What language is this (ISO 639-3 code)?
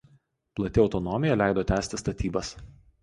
lit